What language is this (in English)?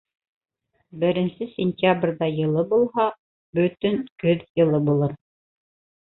Bashkir